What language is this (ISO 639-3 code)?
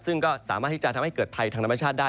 tha